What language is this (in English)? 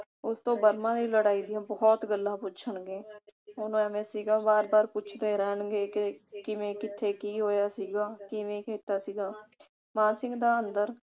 Punjabi